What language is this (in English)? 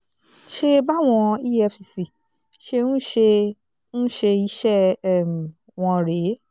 Yoruba